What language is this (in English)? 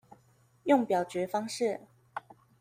Chinese